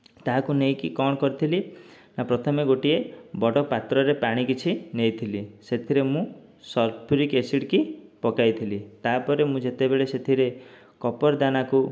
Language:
Odia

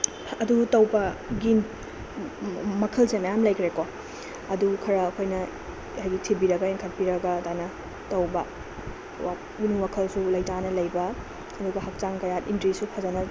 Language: Manipuri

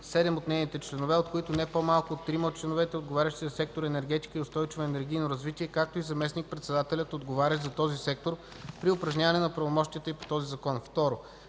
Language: Bulgarian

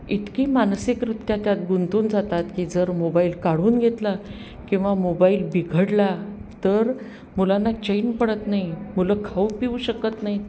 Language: Marathi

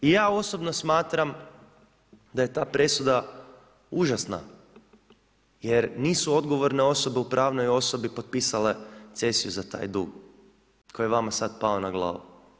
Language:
Croatian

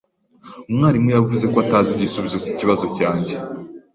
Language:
Kinyarwanda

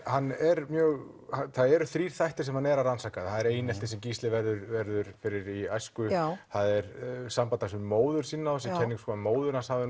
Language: Icelandic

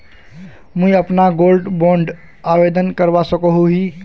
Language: Magahi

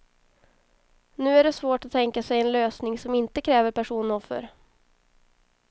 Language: Swedish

